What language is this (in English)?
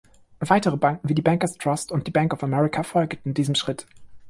German